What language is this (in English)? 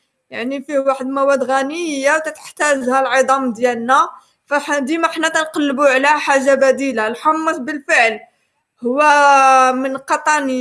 Arabic